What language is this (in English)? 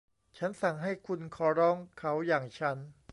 Thai